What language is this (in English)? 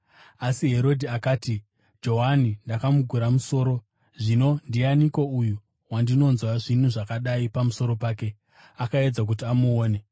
Shona